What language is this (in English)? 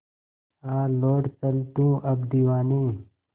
Hindi